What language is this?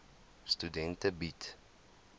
Afrikaans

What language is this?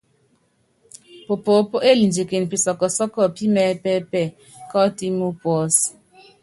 Yangben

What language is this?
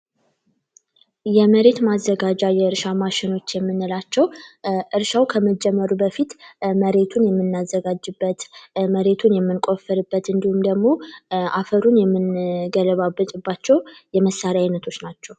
Amharic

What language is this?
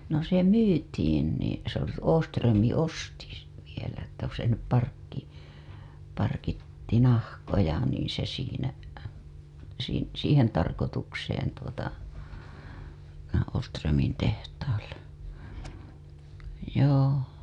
Finnish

